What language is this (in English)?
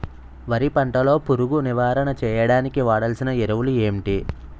Telugu